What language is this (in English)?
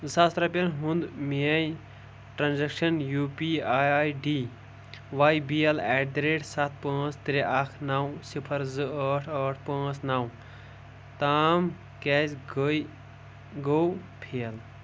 Kashmiri